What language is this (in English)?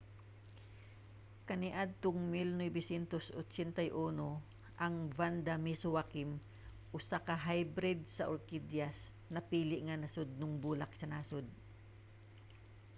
Cebuano